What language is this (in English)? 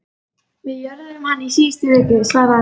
Icelandic